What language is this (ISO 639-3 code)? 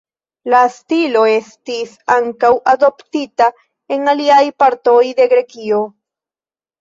epo